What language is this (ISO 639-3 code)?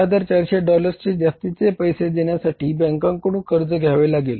mar